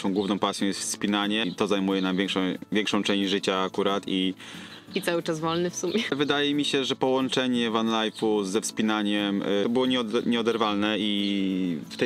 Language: Polish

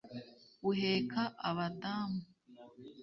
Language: Kinyarwanda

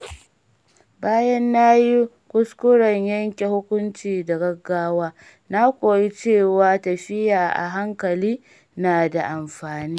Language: Hausa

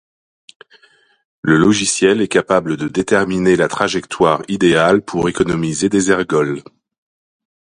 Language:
French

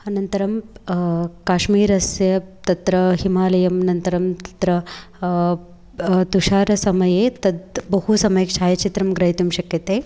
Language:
Sanskrit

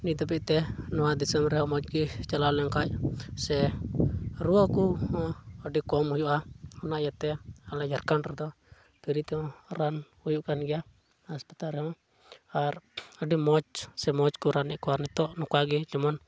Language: Santali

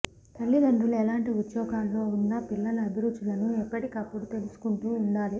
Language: Telugu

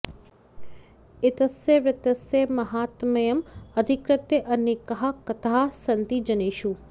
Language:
Sanskrit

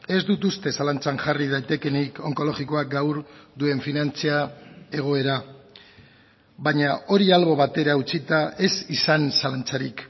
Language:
Basque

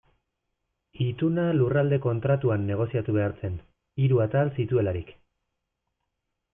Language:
Basque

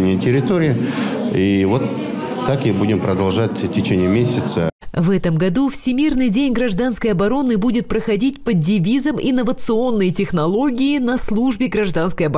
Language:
Russian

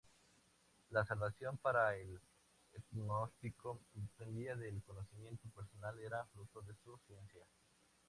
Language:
Spanish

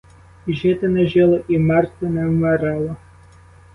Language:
Ukrainian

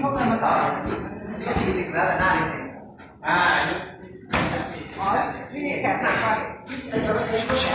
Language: Thai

